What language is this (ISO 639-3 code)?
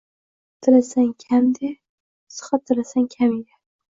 uzb